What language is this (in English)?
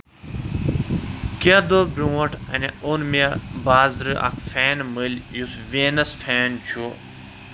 Kashmiri